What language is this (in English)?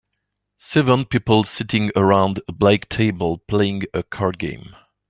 English